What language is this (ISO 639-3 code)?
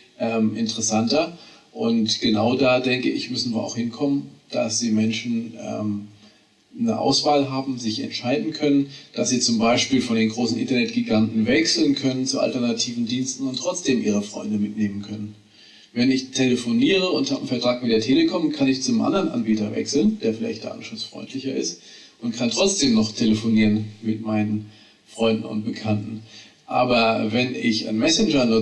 deu